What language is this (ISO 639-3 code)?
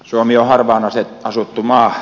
fin